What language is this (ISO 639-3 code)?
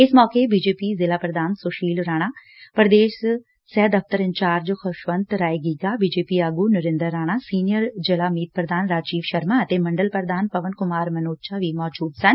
pan